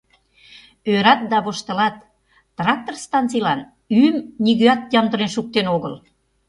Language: Mari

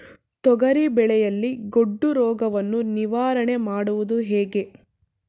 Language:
Kannada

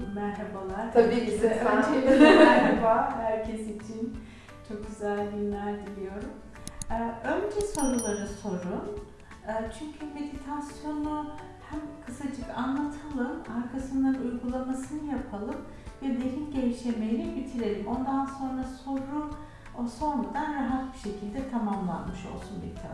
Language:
Turkish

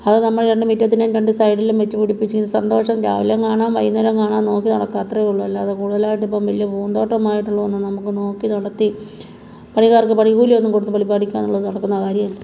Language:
Malayalam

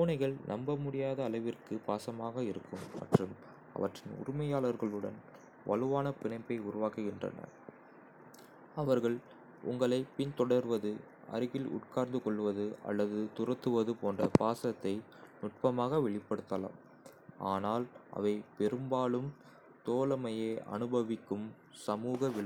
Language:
Kota (India)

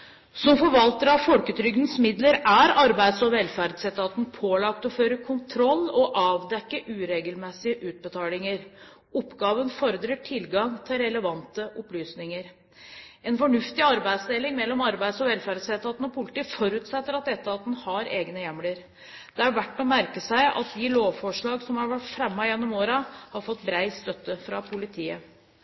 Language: Norwegian Bokmål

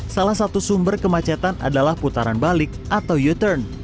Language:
Indonesian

